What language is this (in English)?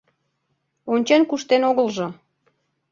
Mari